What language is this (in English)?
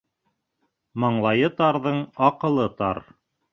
Bashkir